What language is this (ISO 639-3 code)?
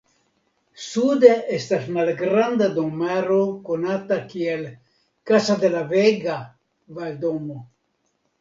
epo